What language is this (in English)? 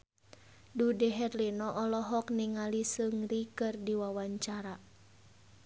Sundanese